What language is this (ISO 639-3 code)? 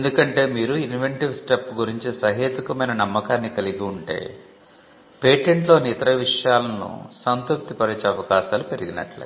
tel